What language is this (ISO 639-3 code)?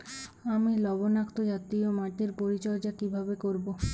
ben